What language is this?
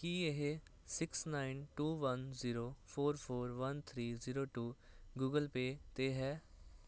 Punjabi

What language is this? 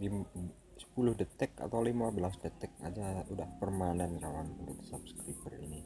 Indonesian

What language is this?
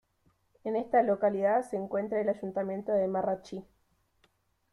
Spanish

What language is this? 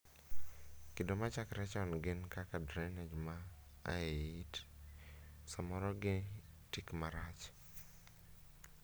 Luo (Kenya and Tanzania)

